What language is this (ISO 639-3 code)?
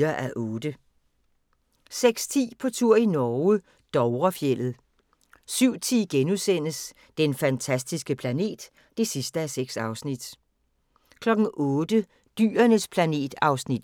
dan